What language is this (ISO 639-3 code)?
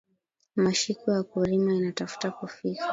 swa